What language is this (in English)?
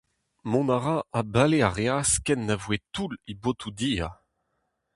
Breton